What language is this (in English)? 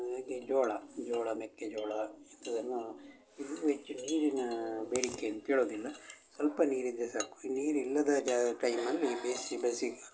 Kannada